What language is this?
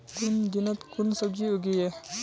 Magahi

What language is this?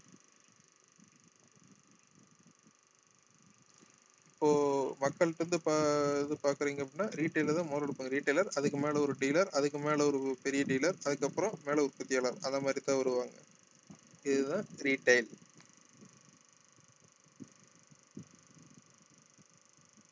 Tamil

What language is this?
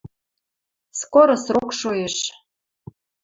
Western Mari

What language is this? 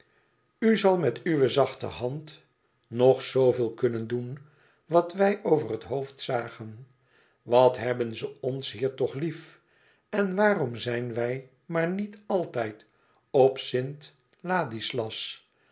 Dutch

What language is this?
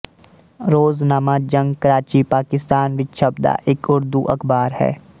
Punjabi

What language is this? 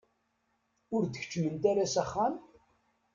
Kabyle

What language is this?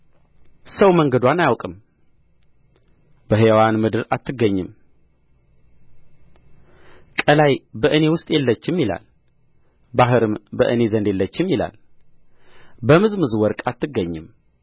Amharic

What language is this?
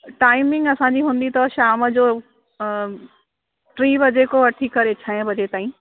Sindhi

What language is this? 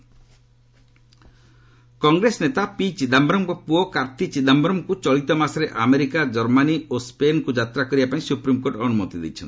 Odia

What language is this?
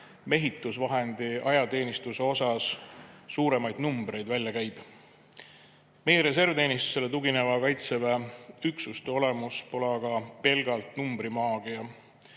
Estonian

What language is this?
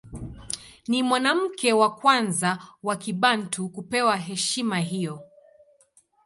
Swahili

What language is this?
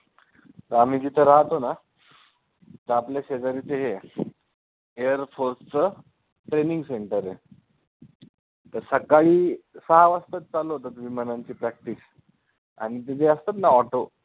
Marathi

